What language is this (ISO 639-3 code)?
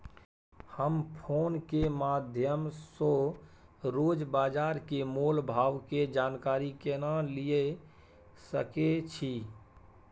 mai